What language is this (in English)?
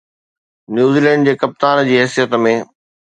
Sindhi